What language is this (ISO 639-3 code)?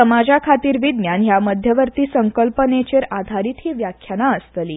kok